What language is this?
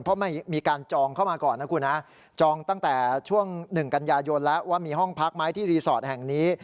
Thai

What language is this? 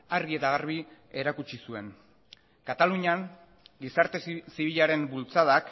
Basque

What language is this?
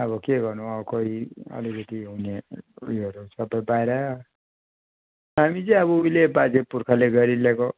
Nepali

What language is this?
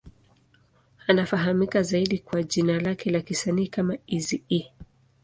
Swahili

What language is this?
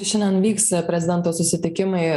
Lithuanian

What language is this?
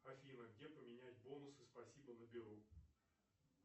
Russian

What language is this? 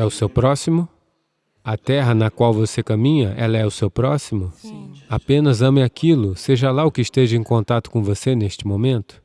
Portuguese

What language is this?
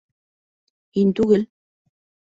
Bashkir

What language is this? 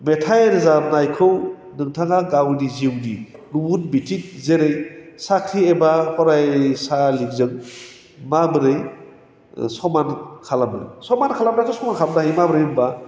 Bodo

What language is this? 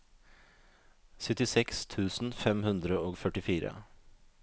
Norwegian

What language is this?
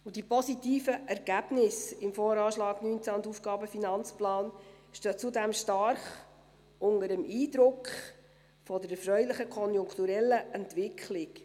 Swiss German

